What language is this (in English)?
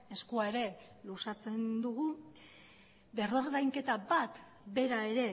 Basque